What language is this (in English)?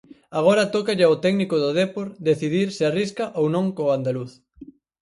Galician